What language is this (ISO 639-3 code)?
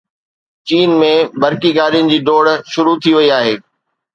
snd